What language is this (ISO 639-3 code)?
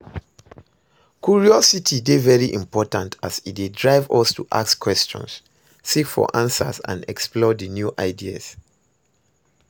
pcm